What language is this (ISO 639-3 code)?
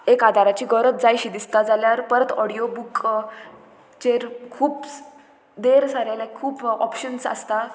kok